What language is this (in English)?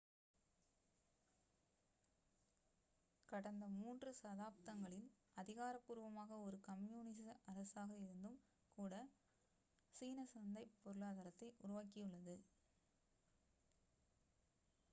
Tamil